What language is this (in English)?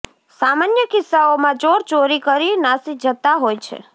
Gujarati